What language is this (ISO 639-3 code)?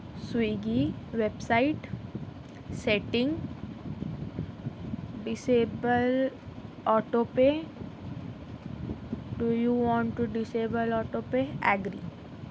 urd